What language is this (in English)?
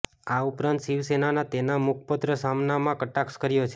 Gujarati